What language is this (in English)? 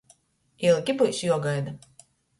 Latgalian